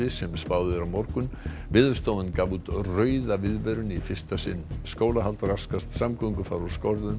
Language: Icelandic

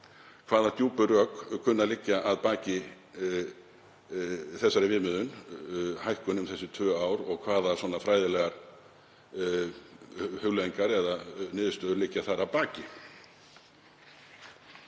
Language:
Icelandic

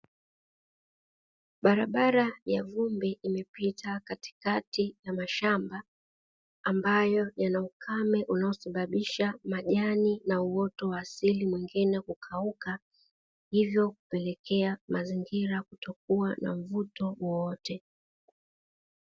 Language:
Swahili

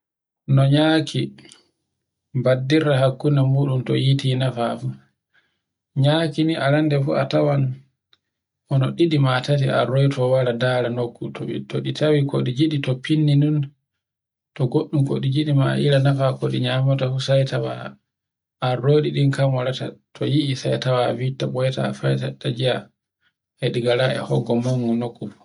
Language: Borgu Fulfulde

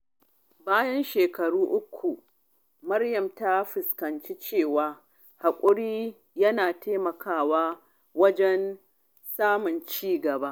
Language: Hausa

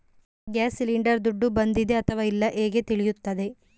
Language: Kannada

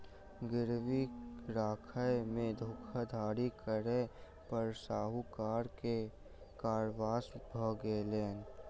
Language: Maithili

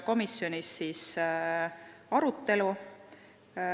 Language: Estonian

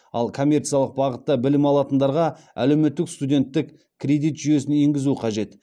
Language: Kazakh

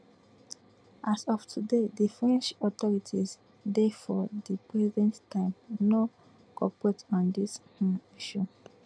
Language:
Nigerian Pidgin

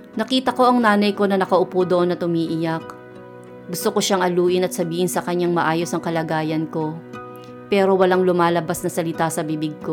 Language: Filipino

